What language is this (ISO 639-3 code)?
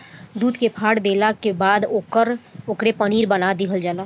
bho